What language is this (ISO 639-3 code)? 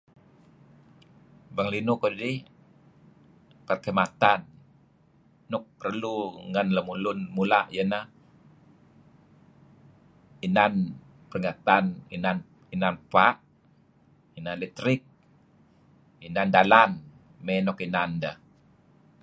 kzi